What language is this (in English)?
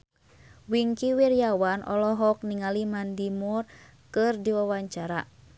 Sundanese